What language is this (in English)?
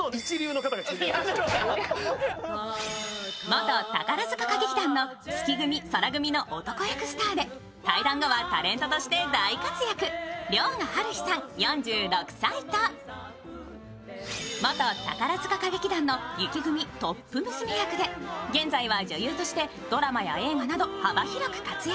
Japanese